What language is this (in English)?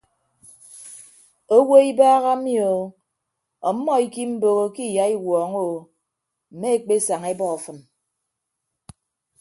Ibibio